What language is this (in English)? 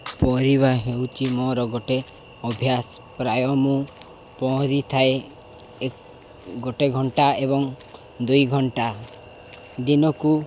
Odia